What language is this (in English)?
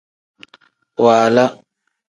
Tem